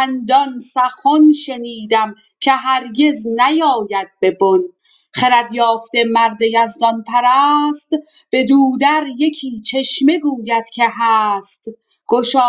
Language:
Persian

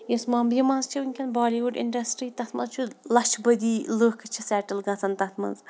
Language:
Kashmiri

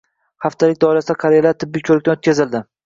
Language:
Uzbek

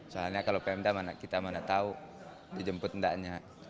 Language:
Indonesian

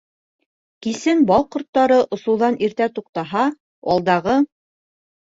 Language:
Bashkir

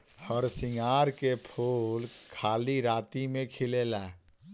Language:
Bhojpuri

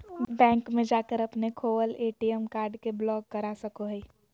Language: Magahi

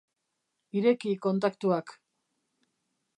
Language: Basque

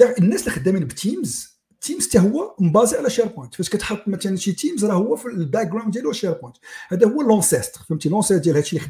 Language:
Arabic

